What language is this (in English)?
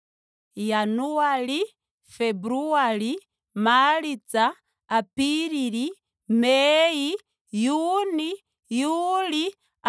Ndonga